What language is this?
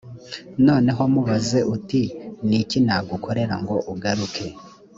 Kinyarwanda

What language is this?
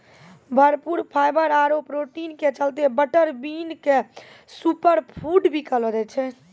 Maithili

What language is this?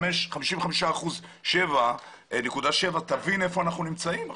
Hebrew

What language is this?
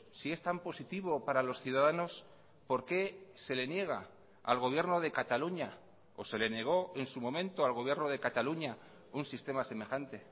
Spanish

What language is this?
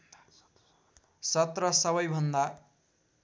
Nepali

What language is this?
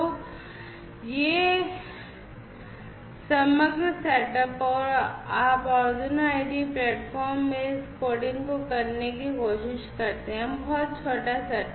Hindi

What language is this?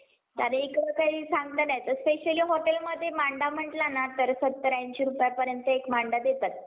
Marathi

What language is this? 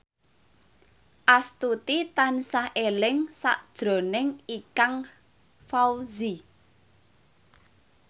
Javanese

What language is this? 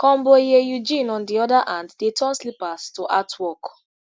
Nigerian Pidgin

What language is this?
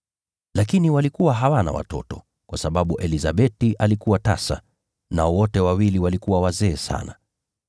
Swahili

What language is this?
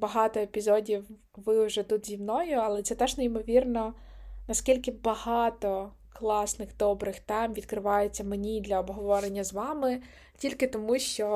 Ukrainian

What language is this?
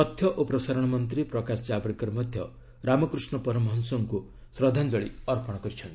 Odia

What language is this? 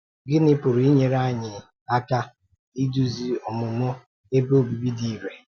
Igbo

